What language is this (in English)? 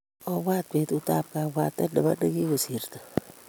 Kalenjin